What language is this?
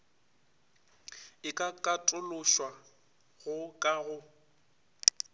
Northern Sotho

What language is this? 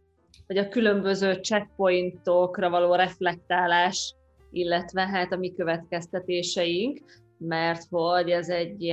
Hungarian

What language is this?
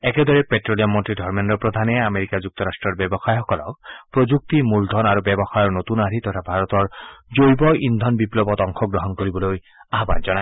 Assamese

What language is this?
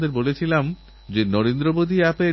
Bangla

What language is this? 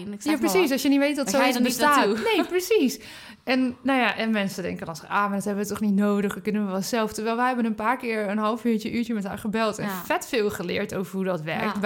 Dutch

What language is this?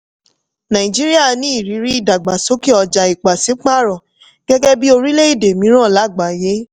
Yoruba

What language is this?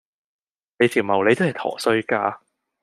Cantonese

